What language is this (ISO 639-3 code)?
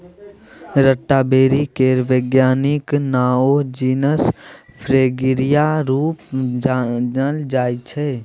mai